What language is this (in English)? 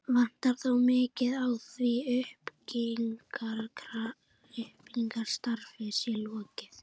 Icelandic